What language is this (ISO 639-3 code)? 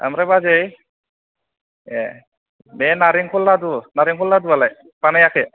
brx